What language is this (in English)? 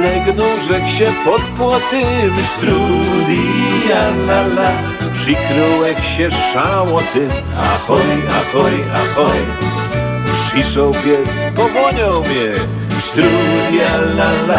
Polish